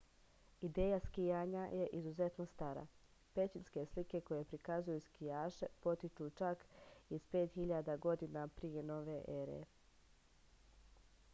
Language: Serbian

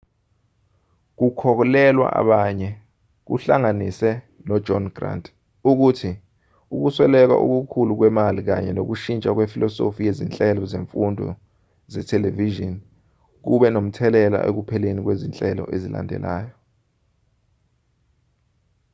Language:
Zulu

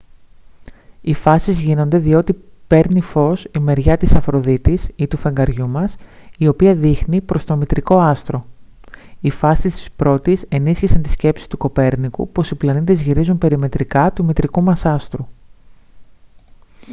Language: Greek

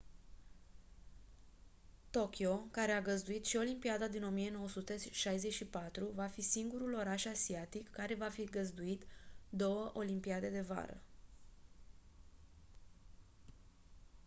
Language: Romanian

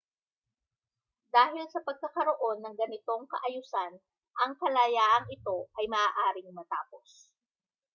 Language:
Filipino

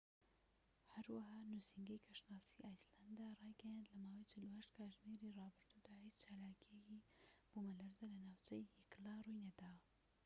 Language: Central Kurdish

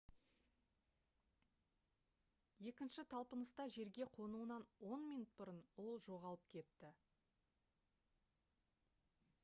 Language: Kazakh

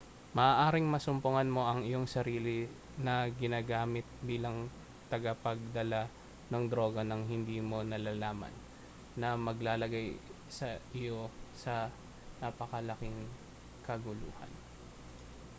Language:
Filipino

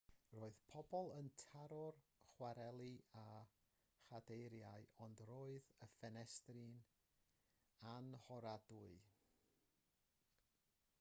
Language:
Welsh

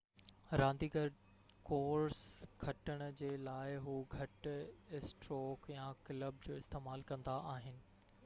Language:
Sindhi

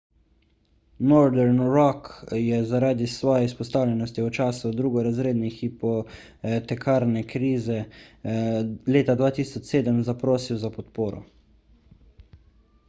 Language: Slovenian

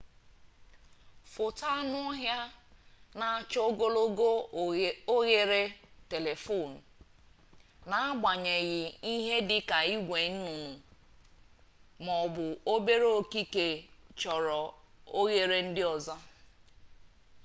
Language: Igbo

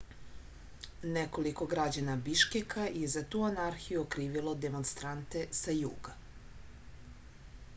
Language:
Serbian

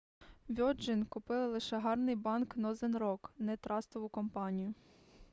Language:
Ukrainian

